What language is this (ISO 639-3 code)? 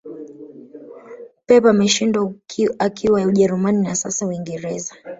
swa